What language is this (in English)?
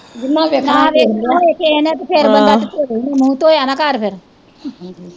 Punjabi